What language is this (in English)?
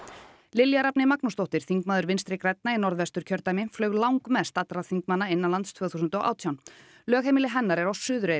Icelandic